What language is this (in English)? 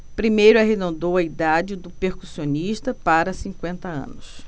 Portuguese